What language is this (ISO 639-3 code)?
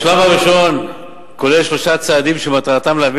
heb